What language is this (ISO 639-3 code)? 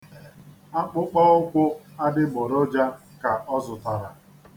ibo